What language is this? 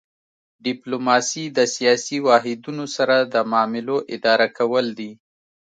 Pashto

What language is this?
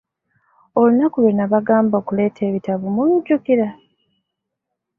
Ganda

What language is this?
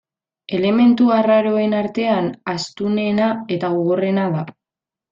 Basque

